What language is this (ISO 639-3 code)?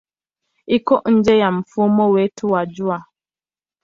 swa